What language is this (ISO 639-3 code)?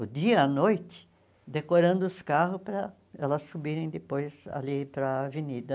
por